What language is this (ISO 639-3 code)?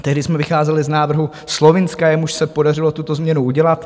ces